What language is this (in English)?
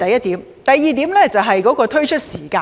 Cantonese